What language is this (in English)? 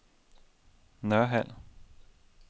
Danish